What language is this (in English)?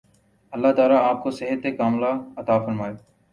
Urdu